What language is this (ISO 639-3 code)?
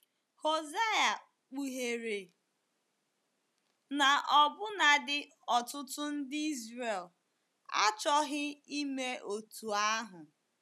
ibo